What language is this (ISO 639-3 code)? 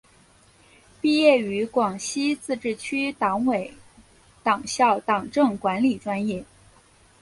zho